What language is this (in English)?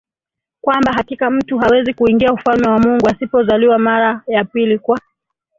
Swahili